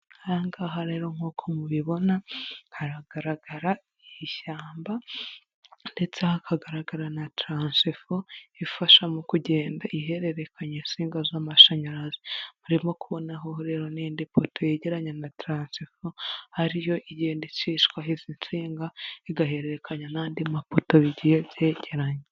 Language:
Kinyarwanda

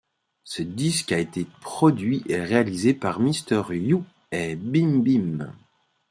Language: French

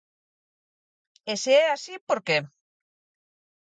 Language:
Galician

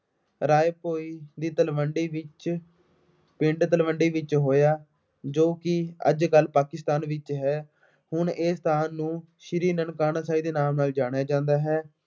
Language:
Punjabi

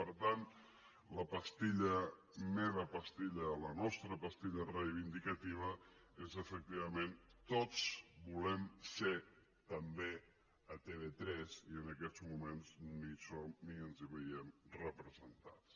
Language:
Catalan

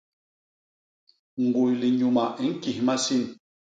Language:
Basaa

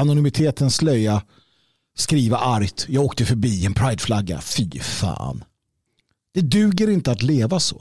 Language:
Swedish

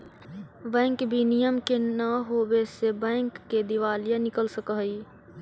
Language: Magahi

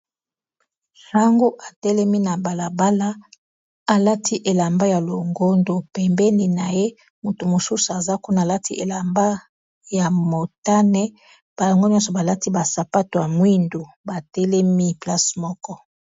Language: Lingala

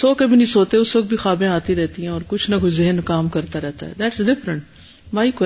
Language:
Urdu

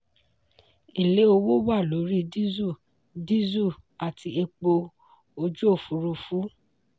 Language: Yoruba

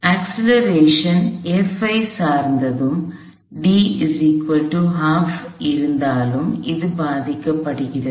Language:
Tamil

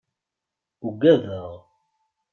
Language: Kabyle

